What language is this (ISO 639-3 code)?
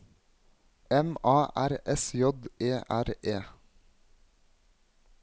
nor